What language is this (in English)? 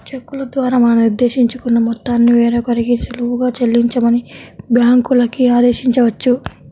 Telugu